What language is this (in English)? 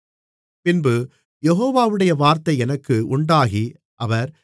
Tamil